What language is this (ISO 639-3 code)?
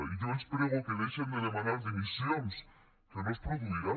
cat